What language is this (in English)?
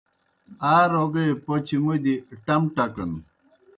Kohistani Shina